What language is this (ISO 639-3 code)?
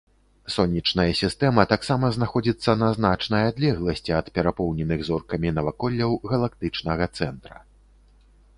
bel